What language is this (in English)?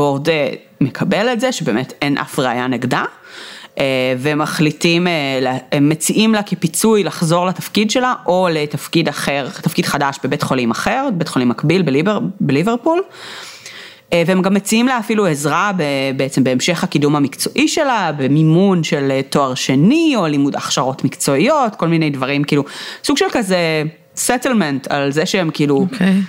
Hebrew